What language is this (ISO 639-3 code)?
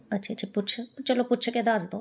pan